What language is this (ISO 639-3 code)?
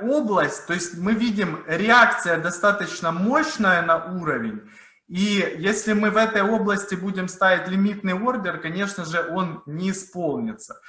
rus